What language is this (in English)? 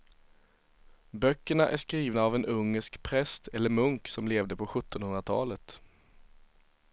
Swedish